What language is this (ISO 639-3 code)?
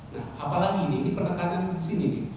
ind